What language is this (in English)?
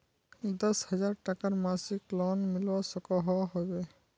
Magahi